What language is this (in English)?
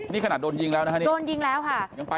Thai